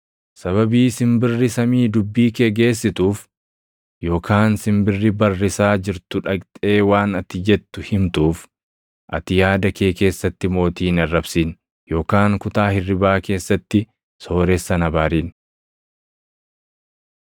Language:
Oromo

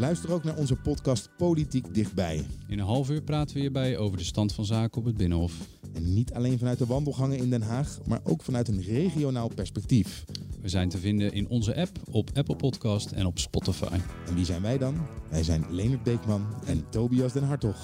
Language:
Dutch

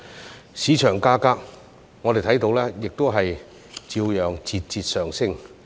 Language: Cantonese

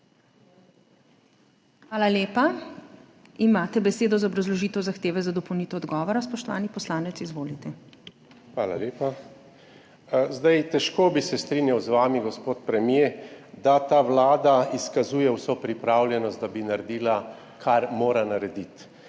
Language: Slovenian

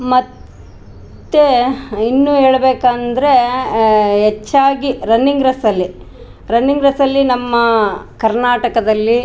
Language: Kannada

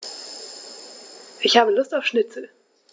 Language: German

